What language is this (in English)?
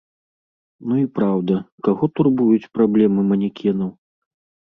Belarusian